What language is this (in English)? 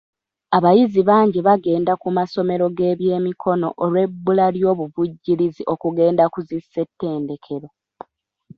Ganda